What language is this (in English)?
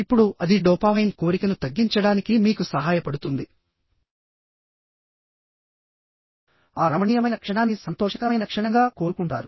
Telugu